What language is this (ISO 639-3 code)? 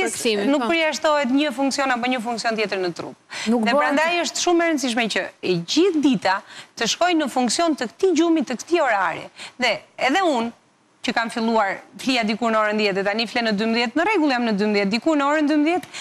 ron